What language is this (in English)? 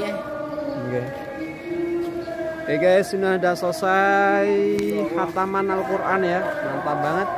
Indonesian